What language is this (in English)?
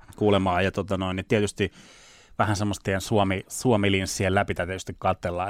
Finnish